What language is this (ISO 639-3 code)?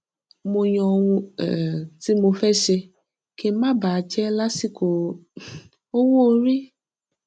yor